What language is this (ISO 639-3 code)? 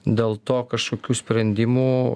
lit